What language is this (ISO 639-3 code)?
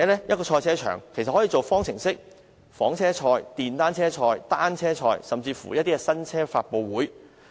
yue